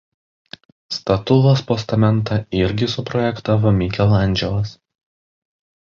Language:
Lithuanian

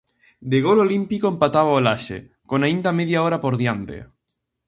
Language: Galician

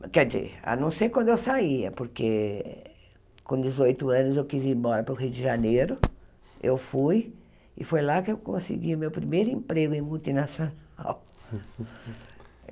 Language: Portuguese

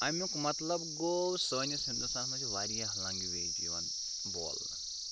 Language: Kashmiri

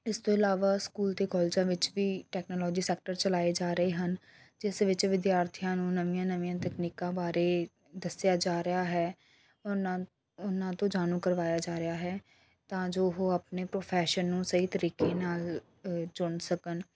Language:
Punjabi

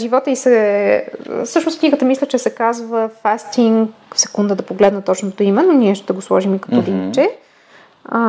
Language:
Bulgarian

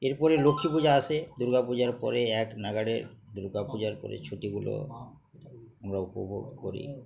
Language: Bangla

